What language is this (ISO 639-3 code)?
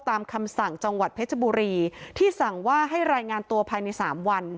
tha